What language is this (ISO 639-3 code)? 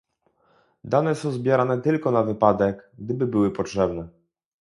pol